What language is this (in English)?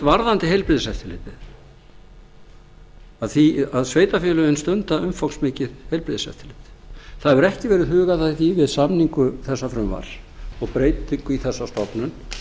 Icelandic